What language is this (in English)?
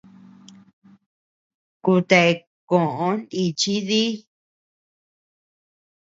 Tepeuxila Cuicatec